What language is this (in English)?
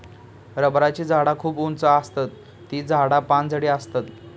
Marathi